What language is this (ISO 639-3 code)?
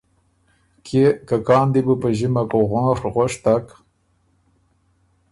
oru